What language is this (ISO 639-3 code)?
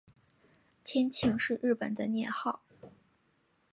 zho